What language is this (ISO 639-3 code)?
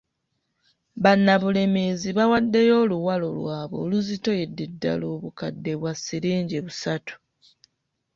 lug